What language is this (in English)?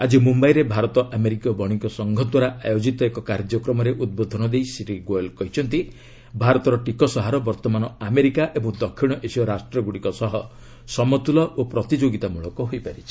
Odia